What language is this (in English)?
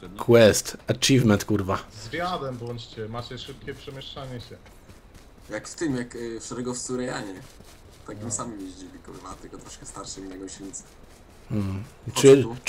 Polish